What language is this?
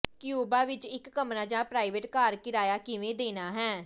Punjabi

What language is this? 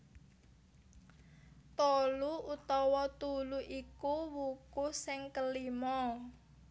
Javanese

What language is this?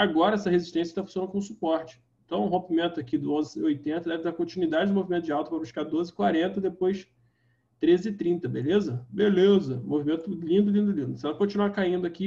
Portuguese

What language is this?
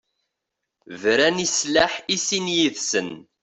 Kabyle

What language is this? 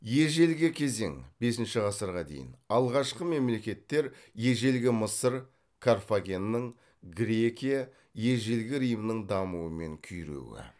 Kazakh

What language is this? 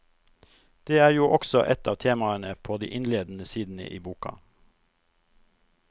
Norwegian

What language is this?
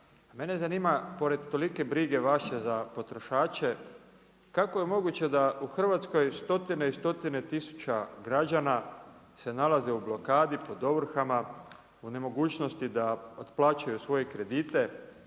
Croatian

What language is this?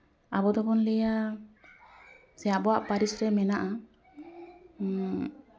Santali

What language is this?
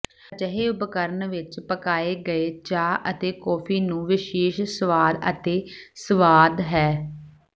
Punjabi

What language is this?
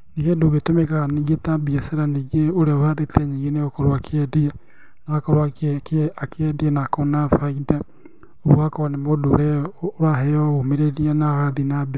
Kikuyu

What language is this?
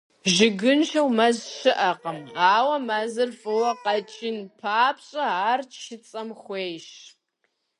Kabardian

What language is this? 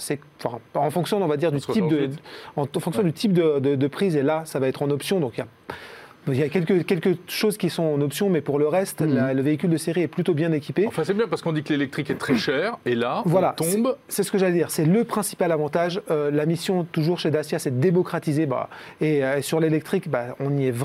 French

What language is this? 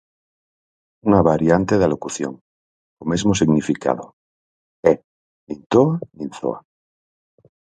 Galician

